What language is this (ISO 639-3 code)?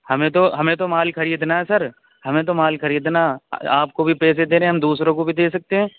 urd